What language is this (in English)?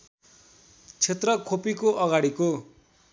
Nepali